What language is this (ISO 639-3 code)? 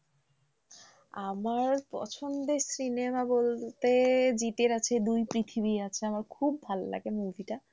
ben